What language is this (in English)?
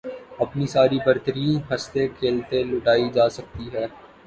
Urdu